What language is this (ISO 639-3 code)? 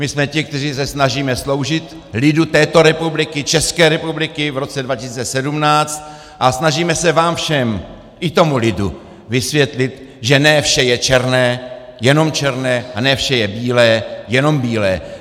ces